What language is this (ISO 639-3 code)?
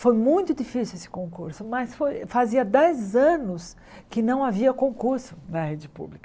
por